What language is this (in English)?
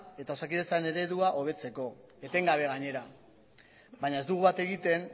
Basque